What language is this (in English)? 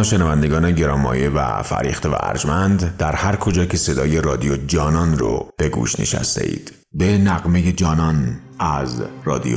Persian